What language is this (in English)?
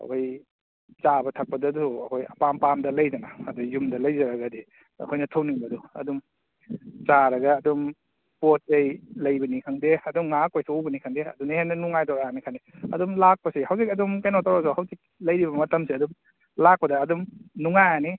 Manipuri